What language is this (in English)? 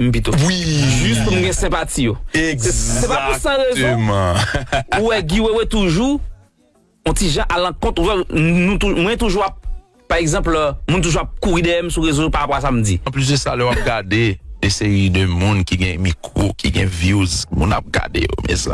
French